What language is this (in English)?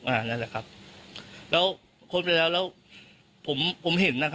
Thai